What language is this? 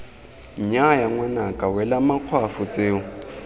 Tswana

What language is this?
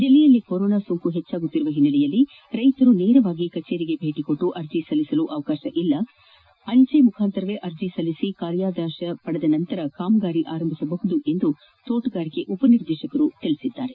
Kannada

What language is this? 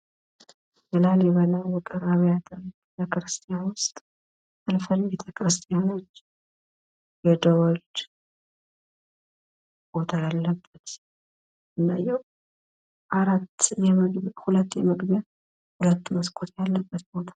Amharic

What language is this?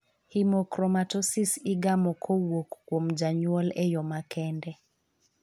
Luo (Kenya and Tanzania)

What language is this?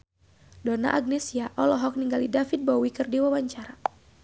Sundanese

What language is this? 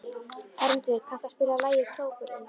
Icelandic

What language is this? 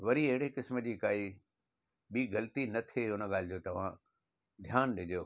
Sindhi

